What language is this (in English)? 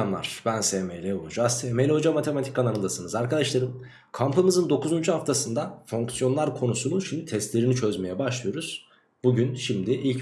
Turkish